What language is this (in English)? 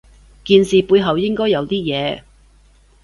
Cantonese